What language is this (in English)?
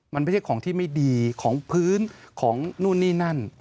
Thai